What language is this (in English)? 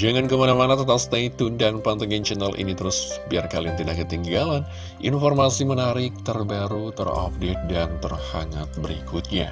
Indonesian